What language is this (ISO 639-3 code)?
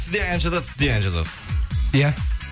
kaz